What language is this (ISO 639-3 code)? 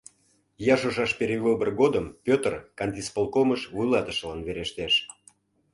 chm